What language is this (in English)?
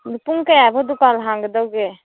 Manipuri